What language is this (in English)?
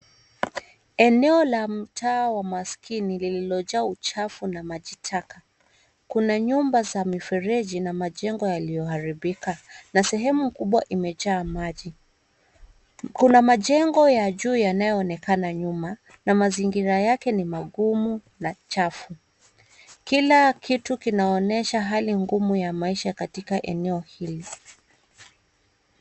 Swahili